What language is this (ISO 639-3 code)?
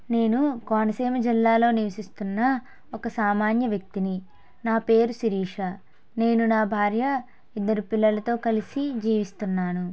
tel